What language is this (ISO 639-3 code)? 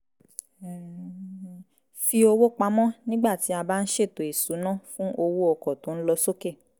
yor